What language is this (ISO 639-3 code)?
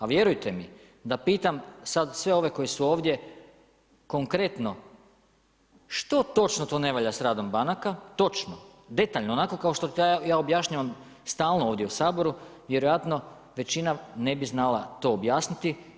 hrv